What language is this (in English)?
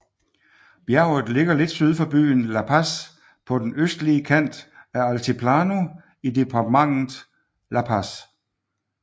Danish